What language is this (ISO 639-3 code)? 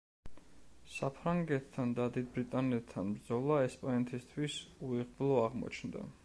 kat